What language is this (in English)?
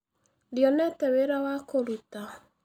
Kikuyu